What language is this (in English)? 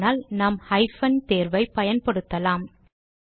Tamil